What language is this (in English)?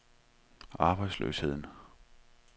Danish